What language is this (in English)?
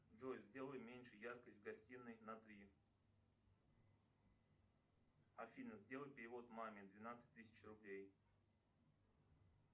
Russian